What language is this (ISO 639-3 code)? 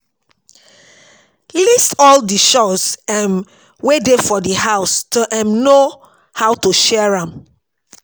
pcm